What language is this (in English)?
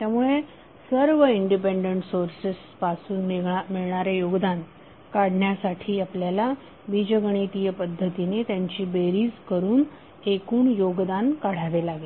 Marathi